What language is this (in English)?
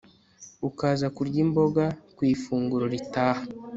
Kinyarwanda